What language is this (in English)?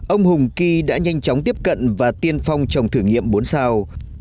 Vietnamese